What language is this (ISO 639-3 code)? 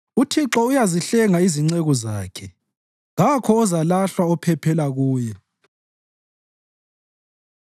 nde